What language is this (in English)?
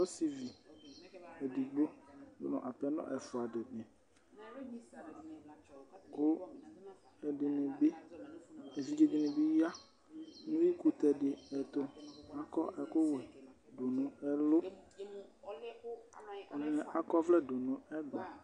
Ikposo